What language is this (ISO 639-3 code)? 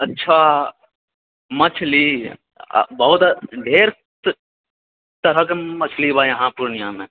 mai